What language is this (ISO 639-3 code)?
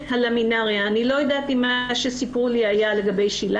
heb